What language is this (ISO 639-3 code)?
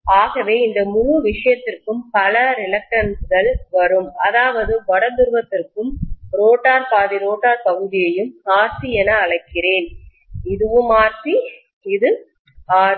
tam